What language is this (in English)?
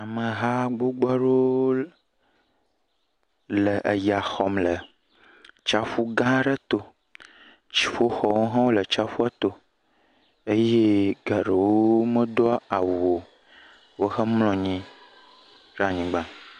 Ewe